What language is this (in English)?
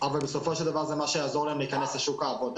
Hebrew